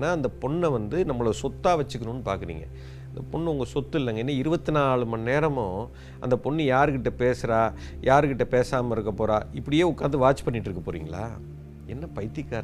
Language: Tamil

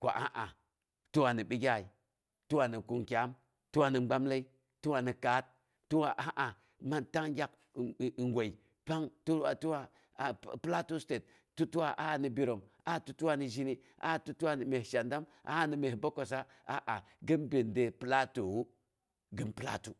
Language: Boghom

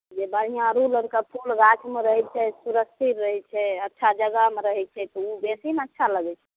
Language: Maithili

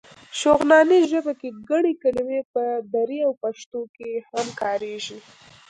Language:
Pashto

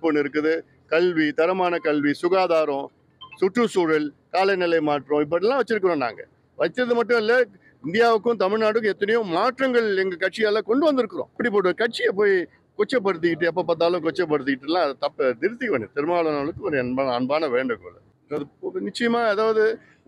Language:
Tamil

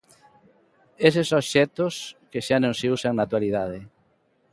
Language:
Galician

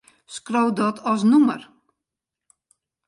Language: Western Frisian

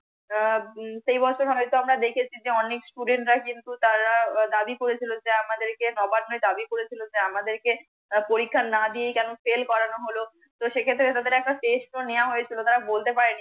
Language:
Bangla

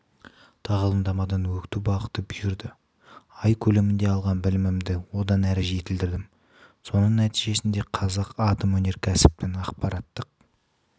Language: Kazakh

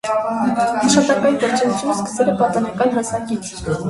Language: Armenian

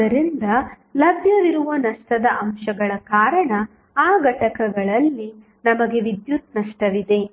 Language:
Kannada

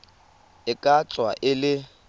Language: Tswana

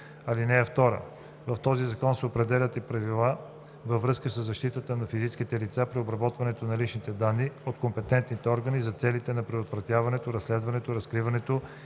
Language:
Bulgarian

